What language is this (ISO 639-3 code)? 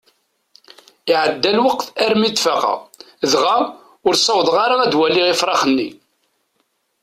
kab